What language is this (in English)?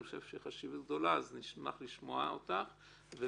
Hebrew